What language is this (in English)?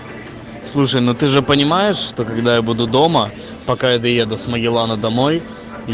Russian